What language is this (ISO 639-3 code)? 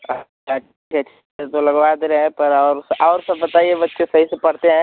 hin